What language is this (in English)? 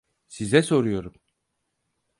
Turkish